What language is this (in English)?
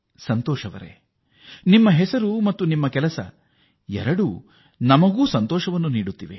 Kannada